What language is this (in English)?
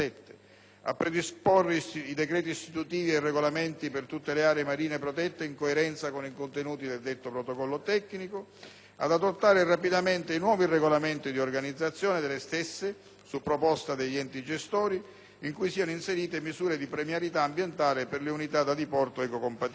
Italian